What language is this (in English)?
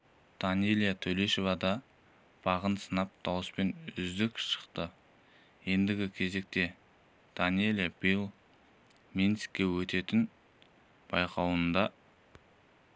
Kazakh